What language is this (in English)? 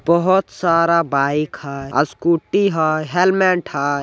Magahi